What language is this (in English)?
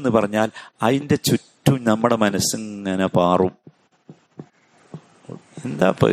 Malayalam